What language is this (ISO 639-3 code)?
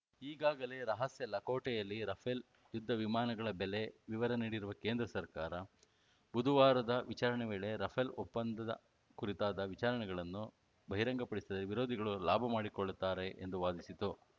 kan